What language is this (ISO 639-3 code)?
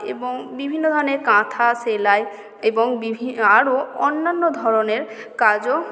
ben